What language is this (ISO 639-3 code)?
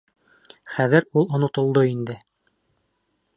bak